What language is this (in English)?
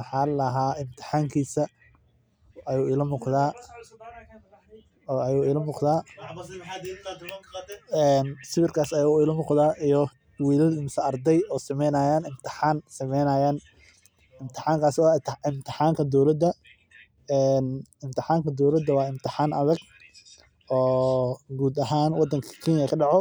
Somali